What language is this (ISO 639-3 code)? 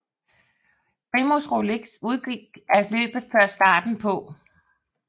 dan